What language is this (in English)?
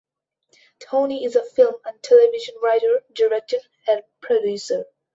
English